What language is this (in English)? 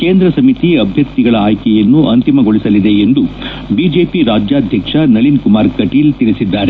Kannada